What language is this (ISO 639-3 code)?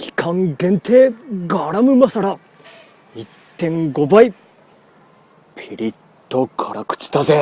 jpn